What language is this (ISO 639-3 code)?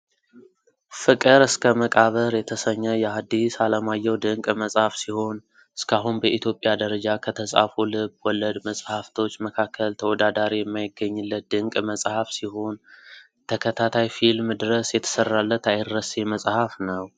amh